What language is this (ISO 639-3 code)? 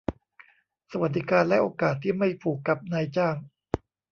tha